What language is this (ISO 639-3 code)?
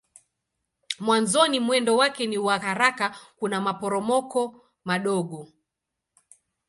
swa